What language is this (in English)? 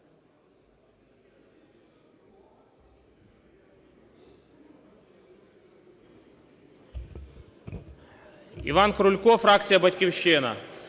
Ukrainian